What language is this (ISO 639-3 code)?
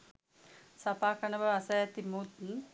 sin